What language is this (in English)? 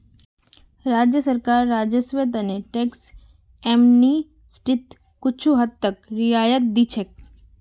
Magahi